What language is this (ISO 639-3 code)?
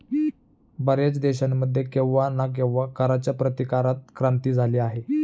mar